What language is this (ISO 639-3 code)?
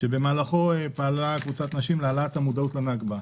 heb